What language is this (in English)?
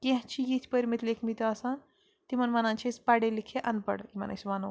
Kashmiri